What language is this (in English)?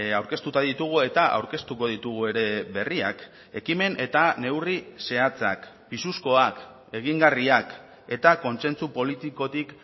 Basque